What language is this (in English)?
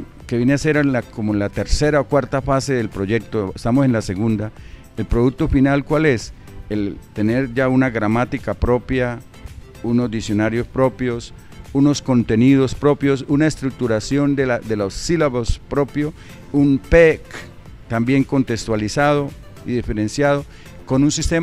Spanish